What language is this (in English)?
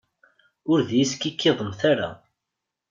Kabyle